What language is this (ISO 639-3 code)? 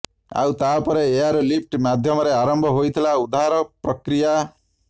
ori